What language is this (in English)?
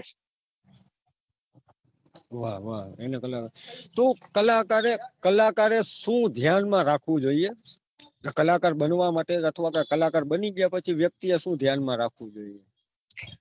Gujarati